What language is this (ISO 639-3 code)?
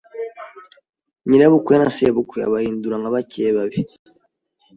kin